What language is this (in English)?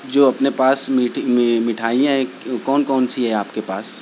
Urdu